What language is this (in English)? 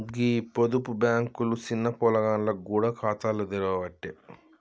Telugu